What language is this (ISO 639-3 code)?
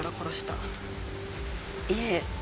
jpn